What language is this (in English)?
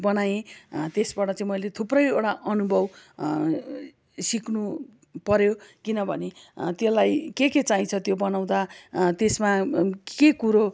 Nepali